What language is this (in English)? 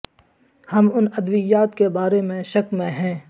Urdu